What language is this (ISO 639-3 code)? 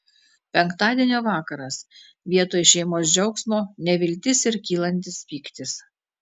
lit